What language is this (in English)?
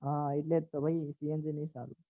Gujarati